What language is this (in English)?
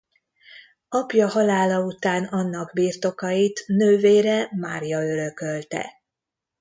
Hungarian